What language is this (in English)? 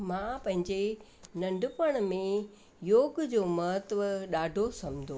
Sindhi